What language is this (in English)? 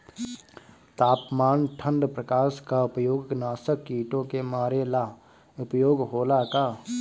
Bhojpuri